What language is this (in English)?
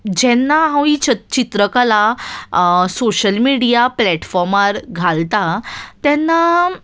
Konkani